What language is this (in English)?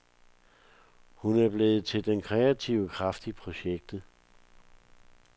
Danish